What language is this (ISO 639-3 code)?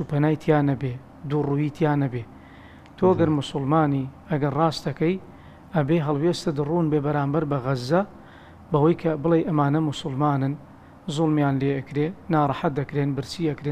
ara